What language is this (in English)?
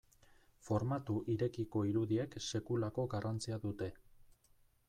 Basque